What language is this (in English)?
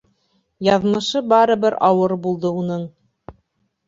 Bashkir